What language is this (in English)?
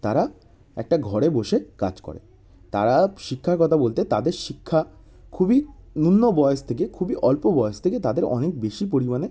Bangla